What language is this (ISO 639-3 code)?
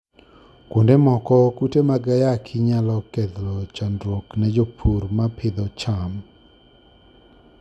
luo